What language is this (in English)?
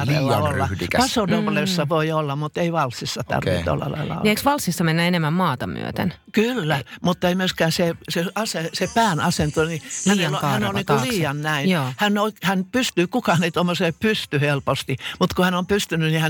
Finnish